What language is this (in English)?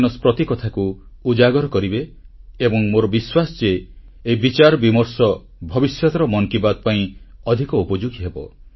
Odia